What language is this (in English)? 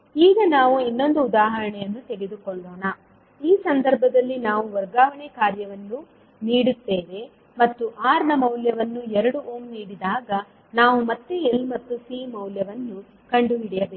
Kannada